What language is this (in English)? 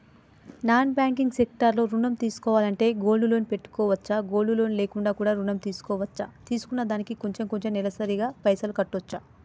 Telugu